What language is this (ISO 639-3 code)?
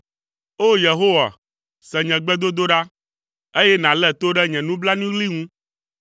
ewe